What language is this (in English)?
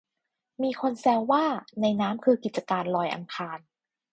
Thai